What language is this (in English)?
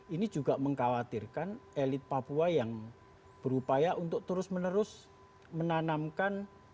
Indonesian